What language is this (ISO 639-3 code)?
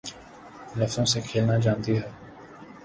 urd